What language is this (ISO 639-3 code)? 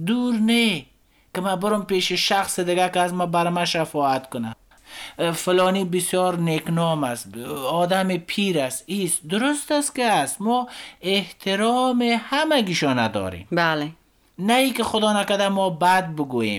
fas